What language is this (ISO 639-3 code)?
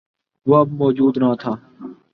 urd